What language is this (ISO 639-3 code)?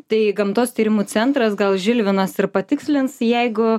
lit